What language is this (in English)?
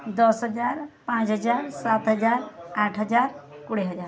Odia